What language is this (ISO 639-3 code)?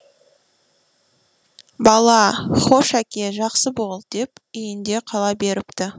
kaz